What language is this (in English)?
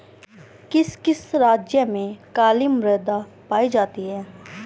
Hindi